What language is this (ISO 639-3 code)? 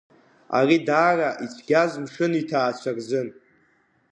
abk